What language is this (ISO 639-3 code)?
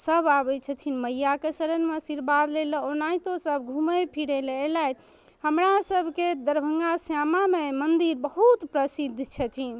mai